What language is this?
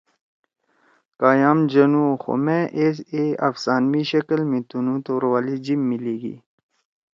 Torwali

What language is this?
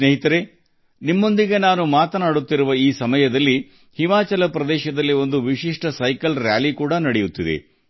Kannada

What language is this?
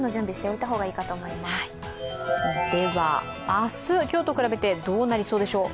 Japanese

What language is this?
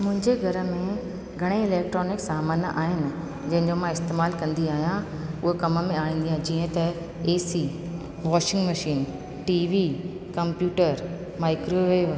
Sindhi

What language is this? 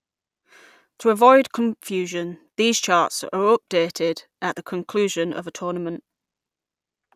English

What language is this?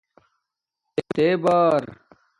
Domaaki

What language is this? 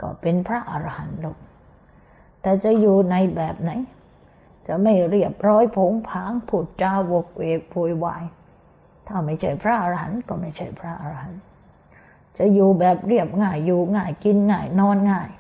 Thai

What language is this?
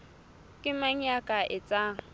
Southern Sotho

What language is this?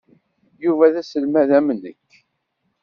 Kabyle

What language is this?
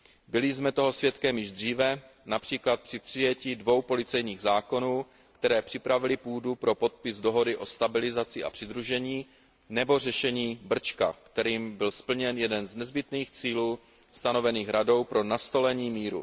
Czech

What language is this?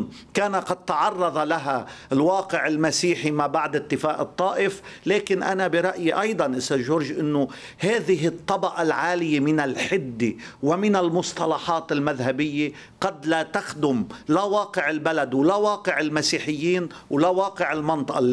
Arabic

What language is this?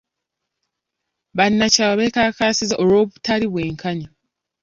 Ganda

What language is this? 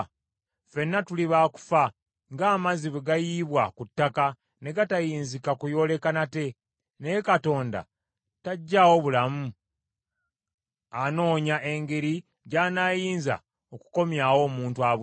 Ganda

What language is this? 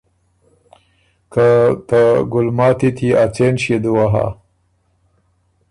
Ormuri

